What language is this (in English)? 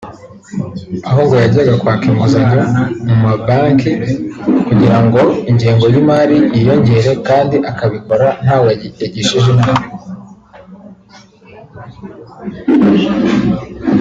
Kinyarwanda